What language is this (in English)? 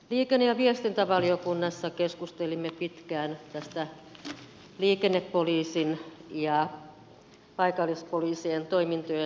Finnish